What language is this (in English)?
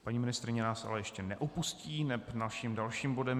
Czech